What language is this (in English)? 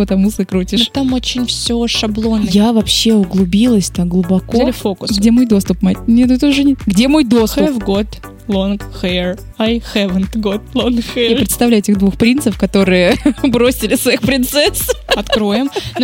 Russian